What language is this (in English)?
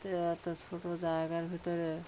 Bangla